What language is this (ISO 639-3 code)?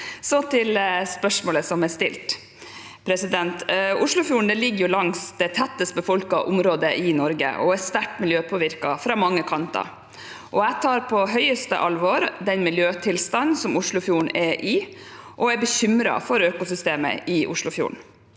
nor